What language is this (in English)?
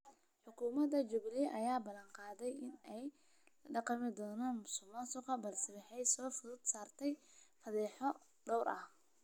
Somali